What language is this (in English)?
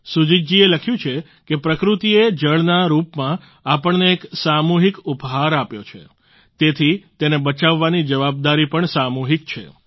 Gujarati